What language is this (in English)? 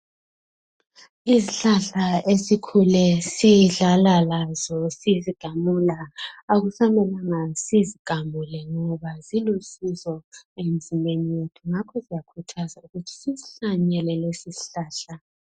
North Ndebele